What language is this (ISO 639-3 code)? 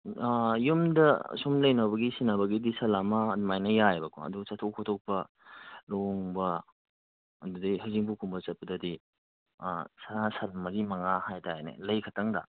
mni